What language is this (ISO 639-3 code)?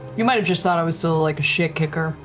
eng